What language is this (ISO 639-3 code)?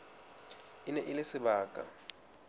sot